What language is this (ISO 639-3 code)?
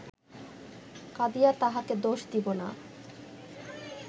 ben